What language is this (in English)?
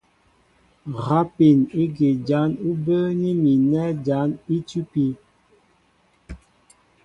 Mbo (Cameroon)